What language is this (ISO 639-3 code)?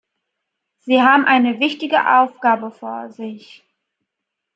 deu